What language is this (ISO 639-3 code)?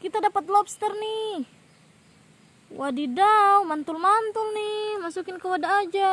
ind